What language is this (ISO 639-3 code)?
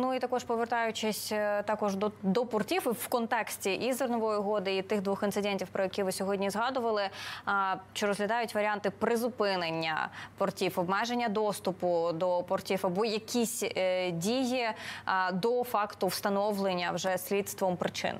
ukr